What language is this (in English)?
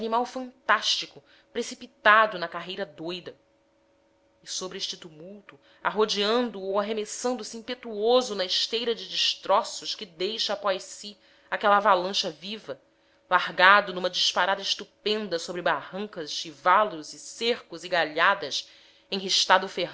Portuguese